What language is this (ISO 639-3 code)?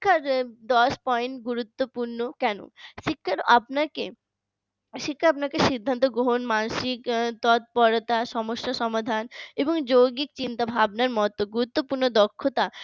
ben